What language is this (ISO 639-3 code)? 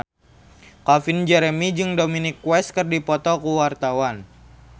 sun